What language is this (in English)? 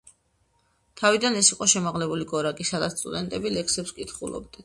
Georgian